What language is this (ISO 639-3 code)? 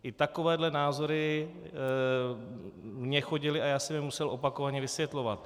ces